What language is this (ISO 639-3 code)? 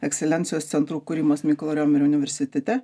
lit